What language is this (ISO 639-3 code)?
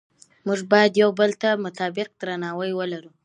pus